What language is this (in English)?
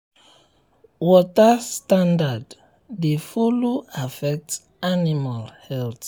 Nigerian Pidgin